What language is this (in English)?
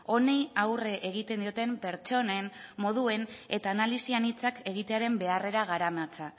Basque